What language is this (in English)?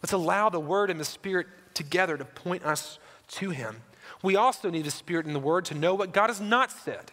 English